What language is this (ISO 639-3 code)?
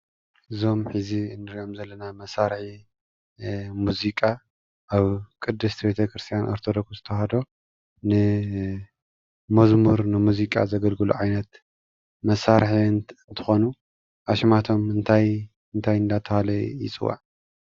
tir